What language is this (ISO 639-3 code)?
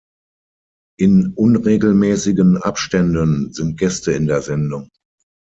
deu